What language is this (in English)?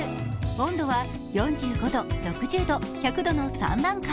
Japanese